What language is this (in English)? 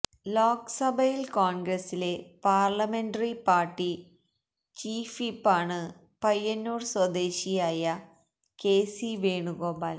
Malayalam